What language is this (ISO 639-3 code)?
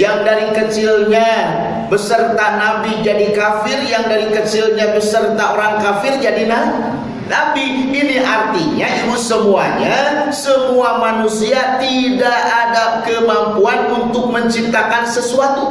ind